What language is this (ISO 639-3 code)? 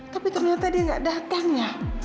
ind